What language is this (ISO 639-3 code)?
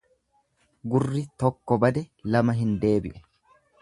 orm